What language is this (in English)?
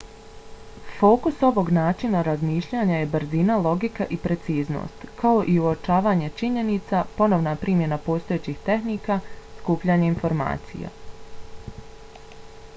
Bosnian